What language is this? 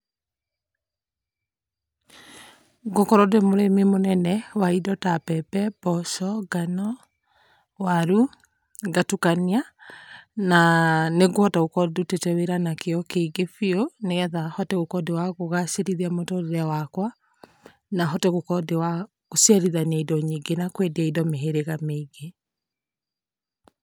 Kikuyu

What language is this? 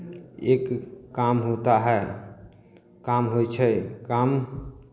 Maithili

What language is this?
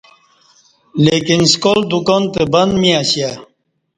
Kati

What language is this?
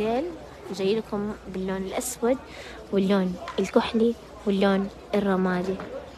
Arabic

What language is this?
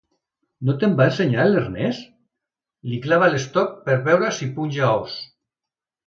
Catalan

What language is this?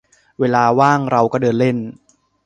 Thai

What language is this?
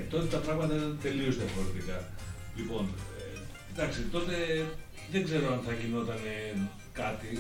Greek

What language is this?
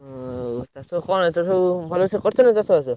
Odia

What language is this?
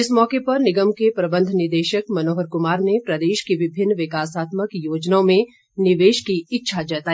Hindi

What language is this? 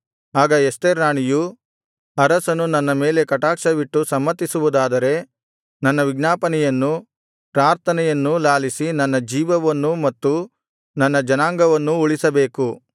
Kannada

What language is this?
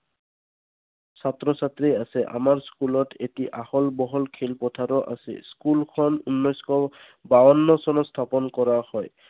Assamese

